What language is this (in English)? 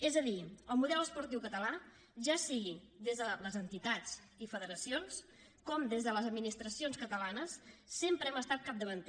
Catalan